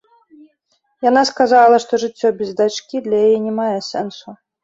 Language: Belarusian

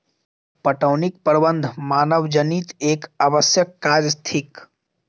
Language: Maithili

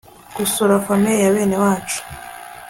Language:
Kinyarwanda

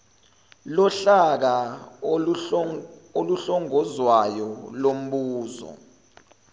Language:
Zulu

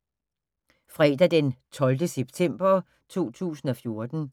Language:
Danish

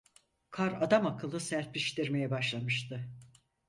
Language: Turkish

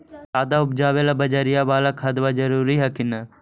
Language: Magahi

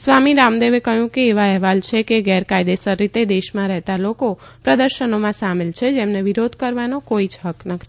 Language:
Gujarati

